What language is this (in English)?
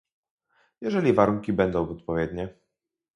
Polish